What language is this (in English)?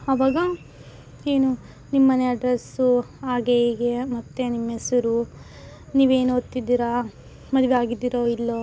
Kannada